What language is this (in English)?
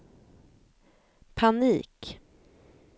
Swedish